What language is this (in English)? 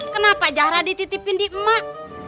Indonesian